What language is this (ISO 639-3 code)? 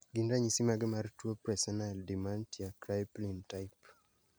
luo